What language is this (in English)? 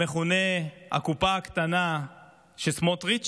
Hebrew